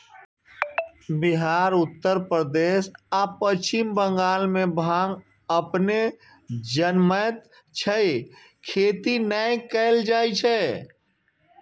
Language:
Maithili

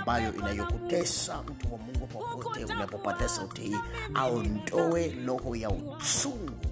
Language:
Swahili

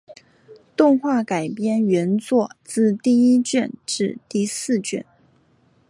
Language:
Chinese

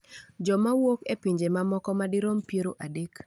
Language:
Luo (Kenya and Tanzania)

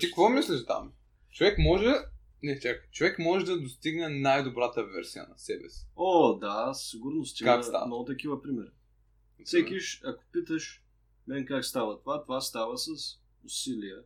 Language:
Bulgarian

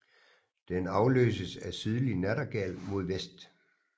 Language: Danish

